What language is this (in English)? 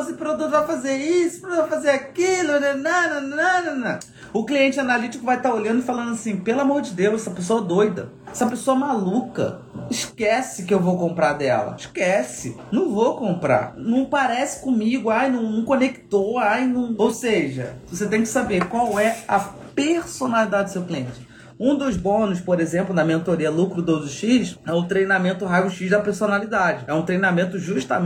Portuguese